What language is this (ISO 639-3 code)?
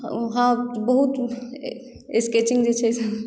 mai